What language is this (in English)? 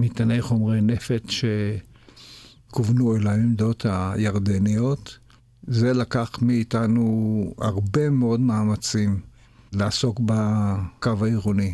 Hebrew